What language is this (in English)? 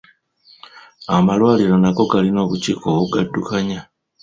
Ganda